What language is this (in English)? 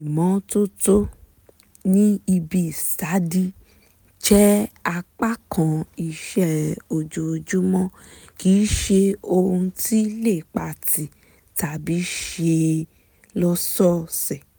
Yoruba